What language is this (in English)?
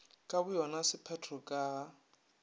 Northern Sotho